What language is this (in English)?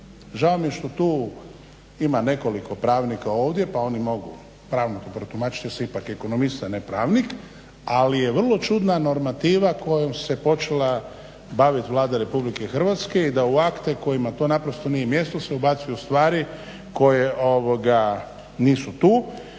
Croatian